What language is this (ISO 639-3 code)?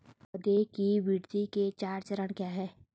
hin